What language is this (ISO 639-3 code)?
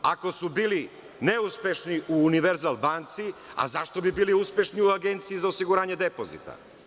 srp